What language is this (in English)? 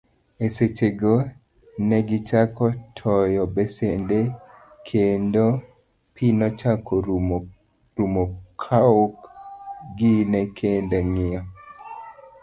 Luo (Kenya and Tanzania)